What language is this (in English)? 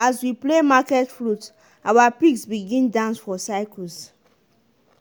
Nigerian Pidgin